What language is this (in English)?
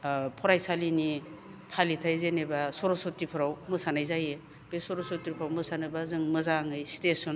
Bodo